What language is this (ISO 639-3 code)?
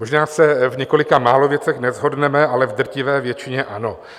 ces